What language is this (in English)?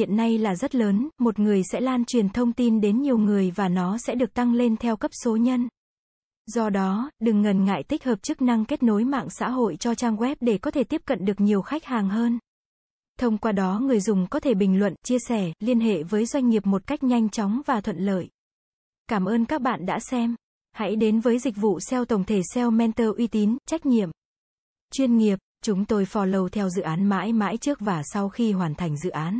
Vietnamese